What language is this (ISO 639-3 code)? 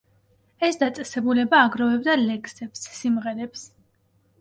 kat